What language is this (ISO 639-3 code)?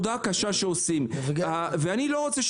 heb